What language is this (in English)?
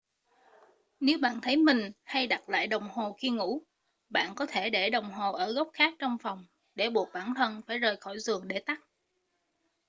Vietnamese